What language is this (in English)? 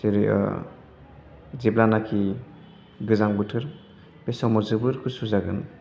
Bodo